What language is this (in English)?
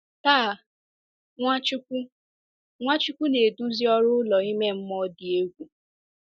Igbo